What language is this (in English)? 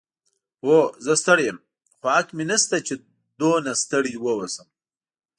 Pashto